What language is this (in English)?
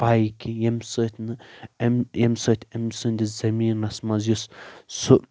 Kashmiri